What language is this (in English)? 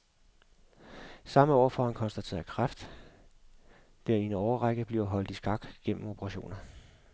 Danish